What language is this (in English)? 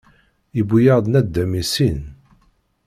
Kabyle